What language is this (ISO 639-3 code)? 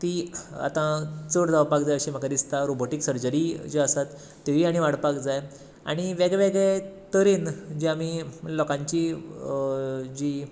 kok